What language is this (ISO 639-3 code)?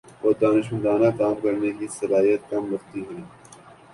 urd